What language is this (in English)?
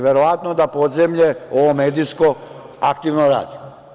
Serbian